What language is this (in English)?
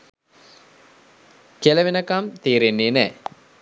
Sinhala